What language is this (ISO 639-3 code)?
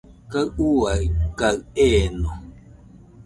hux